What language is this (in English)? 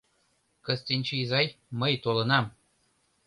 Mari